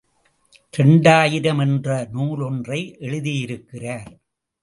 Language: Tamil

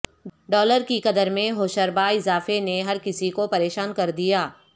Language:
Urdu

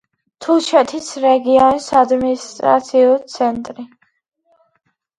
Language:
Georgian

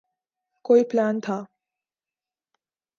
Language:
Urdu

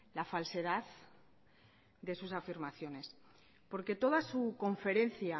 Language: Spanish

